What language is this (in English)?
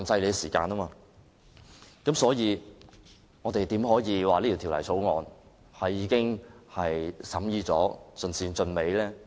Cantonese